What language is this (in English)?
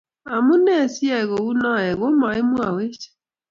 Kalenjin